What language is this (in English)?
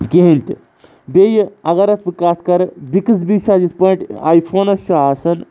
Kashmiri